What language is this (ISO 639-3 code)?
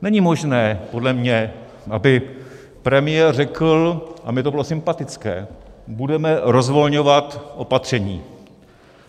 ces